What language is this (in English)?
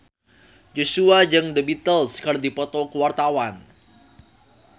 Sundanese